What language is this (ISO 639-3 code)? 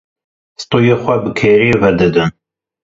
kur